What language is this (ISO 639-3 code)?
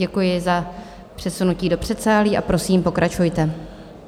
ces